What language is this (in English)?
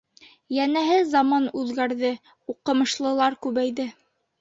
Bashkir